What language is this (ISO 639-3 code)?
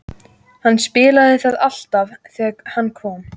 isl